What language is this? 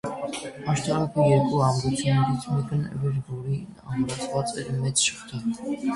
Armenian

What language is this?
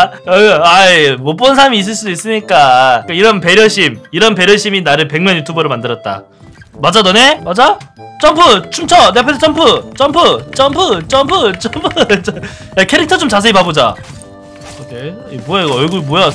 Korean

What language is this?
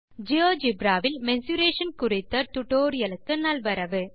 Tamil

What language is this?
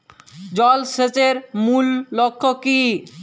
Bangla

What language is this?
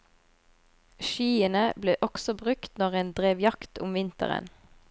Norwegian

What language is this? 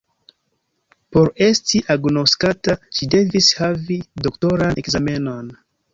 Esperanto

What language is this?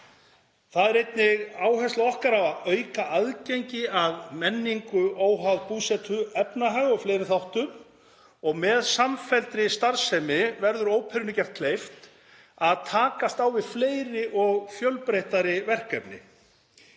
Icelandic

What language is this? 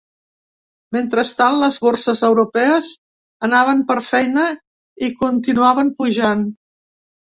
Catalan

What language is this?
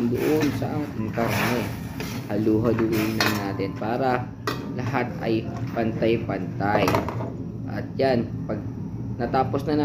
Filipino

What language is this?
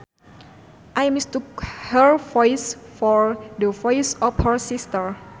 Sundanese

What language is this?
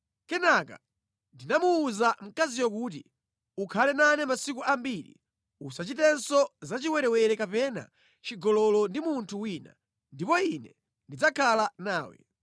Nyanja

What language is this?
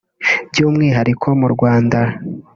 Kinyarwanda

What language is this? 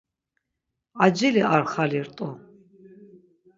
Laz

